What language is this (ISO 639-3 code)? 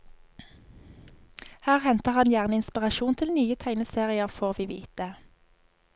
nor